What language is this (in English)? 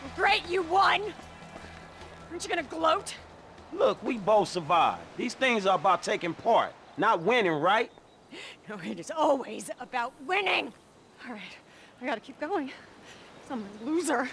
English